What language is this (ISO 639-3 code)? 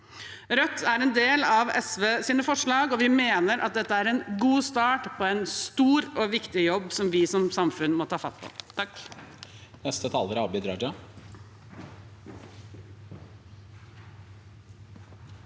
nor